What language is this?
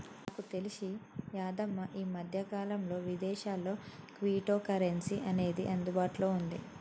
Telugu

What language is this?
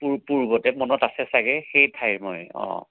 Assamese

